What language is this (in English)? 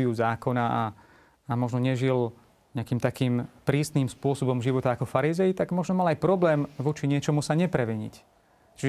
Slovak